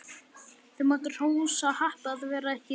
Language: Icelandic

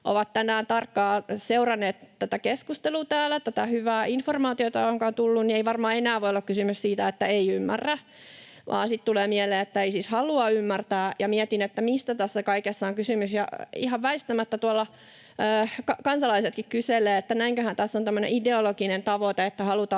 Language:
Finnish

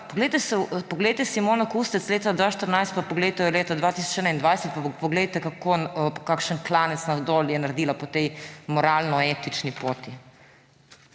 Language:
Slovenian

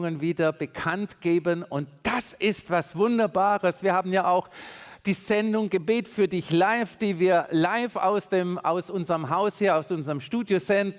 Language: German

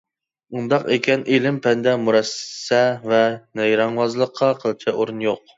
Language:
Uyghur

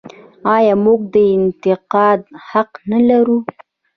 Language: Pashto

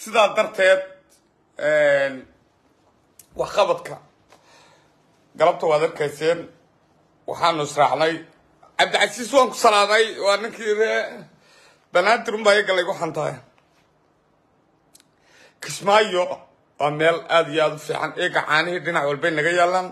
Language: Arabic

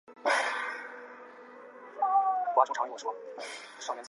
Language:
Chinese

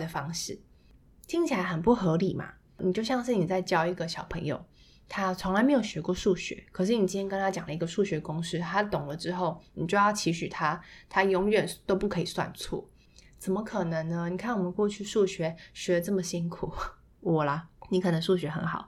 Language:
Chinese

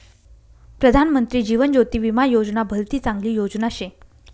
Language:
Marathi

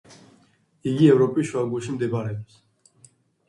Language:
Georgian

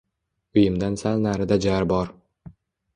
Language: Uzbek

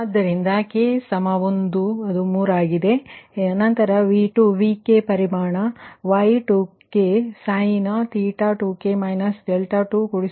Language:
Kannada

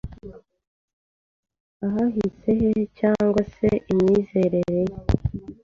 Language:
Kinyarwanda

